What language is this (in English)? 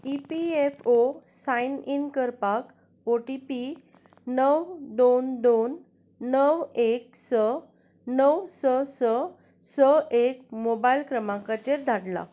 Konkani